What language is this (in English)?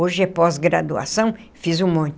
Portuguese